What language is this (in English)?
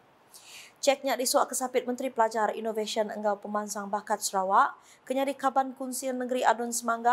Malay